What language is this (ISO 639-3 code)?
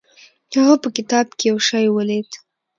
pus